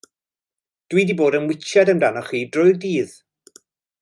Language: Welsh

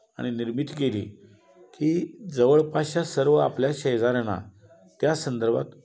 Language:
Marathi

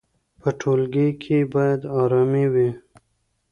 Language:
Pashto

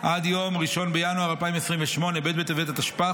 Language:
Hebrew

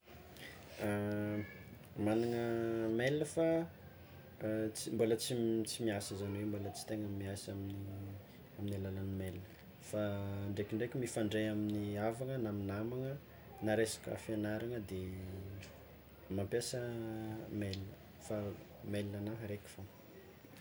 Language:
Tsimihety Malagasy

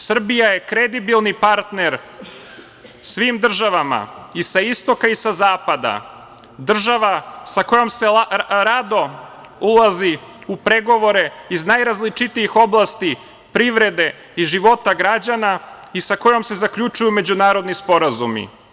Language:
Serbian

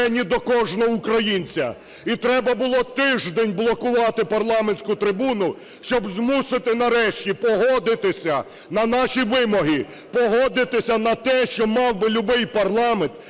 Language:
Ukrainian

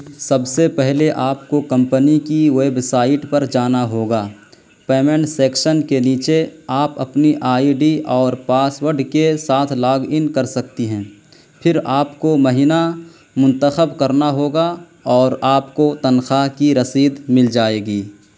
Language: Urdu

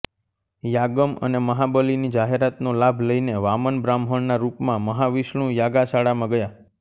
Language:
Gujarati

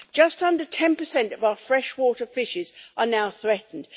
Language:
English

